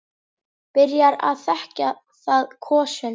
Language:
Icelandic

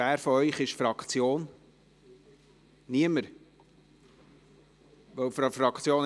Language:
Swiss German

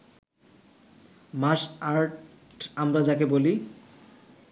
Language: Bangla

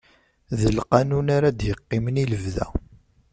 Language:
Kabyle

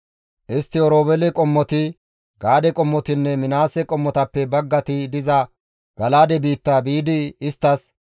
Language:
Gamo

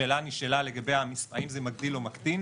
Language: Hebrew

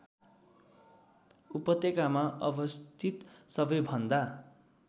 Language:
Nepali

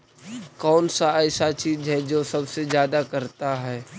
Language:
Magahi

